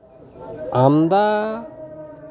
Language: Santali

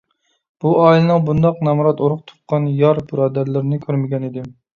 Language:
Uyghur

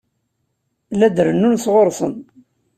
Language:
Kabyle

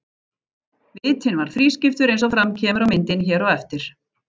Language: Icelandic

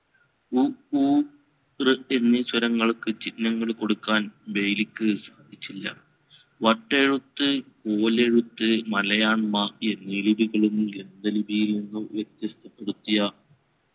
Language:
Malayalam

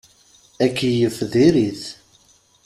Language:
Kabyle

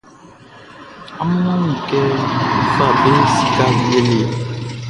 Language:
Baoulé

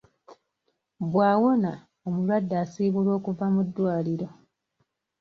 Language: Ganda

